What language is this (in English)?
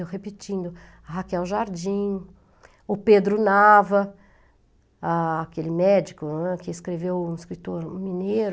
Portuguese